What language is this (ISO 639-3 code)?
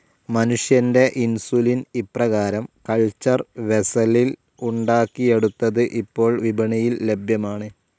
mal